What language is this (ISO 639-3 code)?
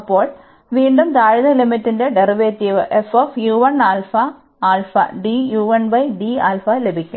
mal